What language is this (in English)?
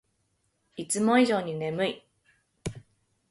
Japanese